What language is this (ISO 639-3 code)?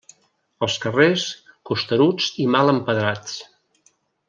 cat